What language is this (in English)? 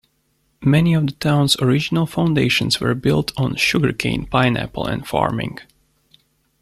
English